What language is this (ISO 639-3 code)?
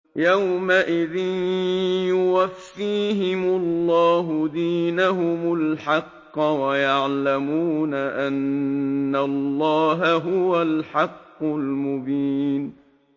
ara